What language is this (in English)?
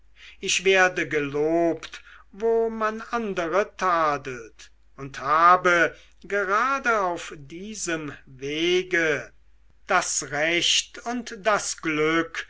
German